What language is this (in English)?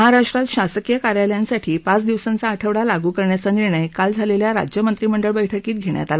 Marathi